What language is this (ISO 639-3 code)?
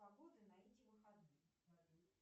rus